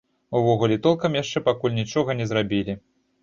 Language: Belarusian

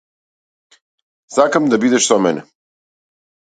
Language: Macedonian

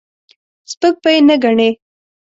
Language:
Pashto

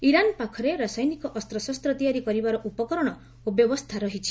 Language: Odia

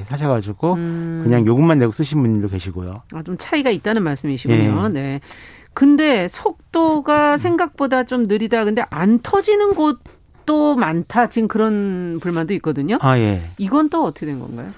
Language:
Korean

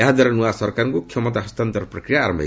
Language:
Odia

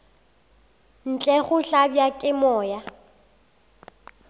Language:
Northern Sotho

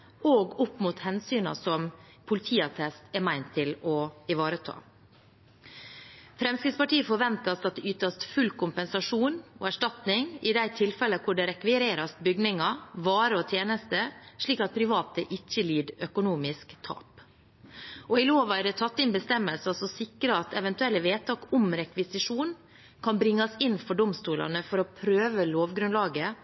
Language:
Norwegian Bokmål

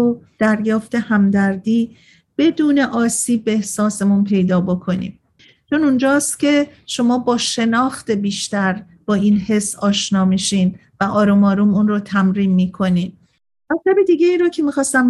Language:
Persian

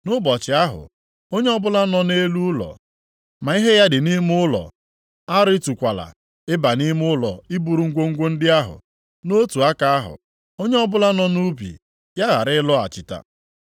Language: Igbo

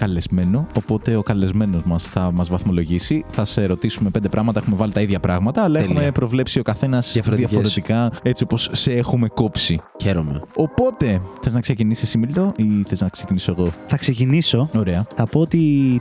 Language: Greek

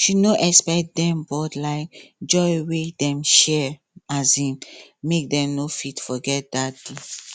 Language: Nigerian Pidgin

